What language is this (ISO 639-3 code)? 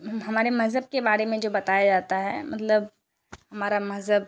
urd